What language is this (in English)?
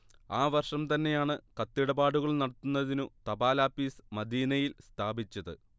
Malayalam